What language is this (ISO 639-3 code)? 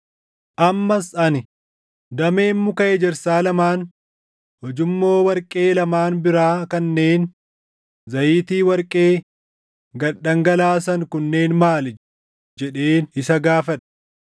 orm